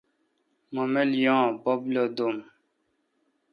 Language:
Kalkoti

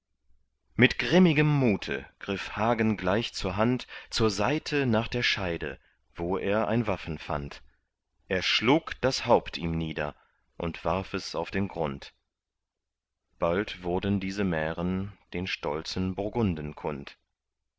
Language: German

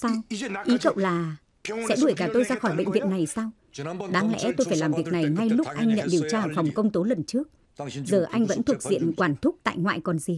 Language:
Vietnamese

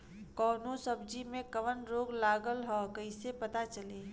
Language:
Bhojpuri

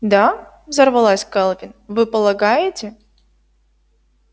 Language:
Russian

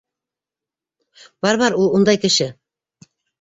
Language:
Bashkir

